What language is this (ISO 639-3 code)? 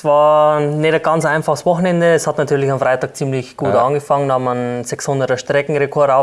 deu